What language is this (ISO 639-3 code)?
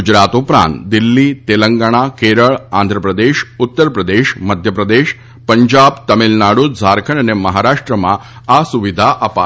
guj